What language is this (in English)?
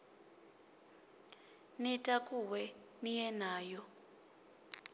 Venda